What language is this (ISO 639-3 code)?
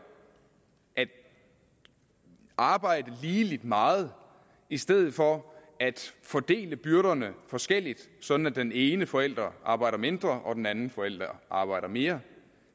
dan